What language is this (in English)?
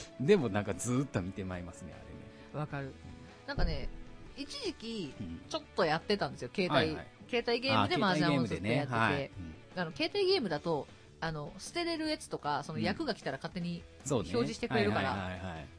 Japanese